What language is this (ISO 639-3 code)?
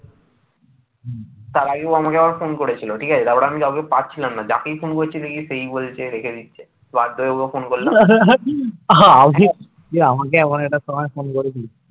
ben